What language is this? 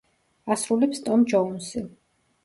Georgian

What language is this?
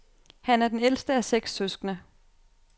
Danish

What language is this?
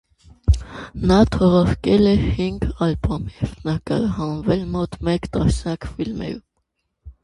Armenian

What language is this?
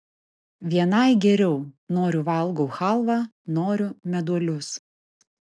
Lithuanian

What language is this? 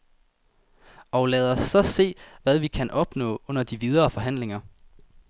Danish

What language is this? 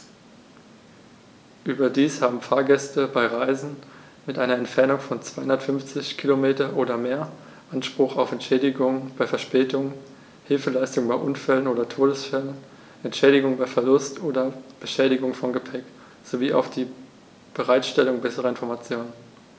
German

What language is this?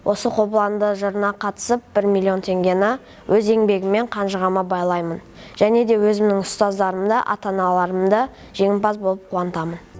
Kazakh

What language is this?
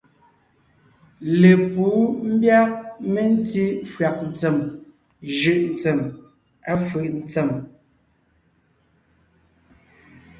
Ngiemboon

